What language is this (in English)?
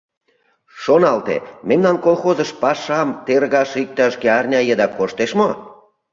Mari